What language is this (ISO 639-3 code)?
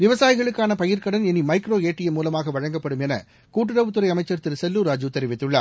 tam